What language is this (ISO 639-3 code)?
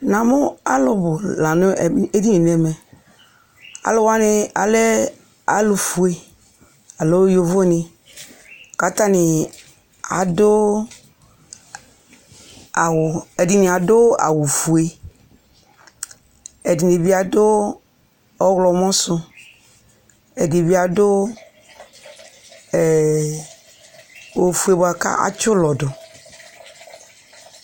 kpo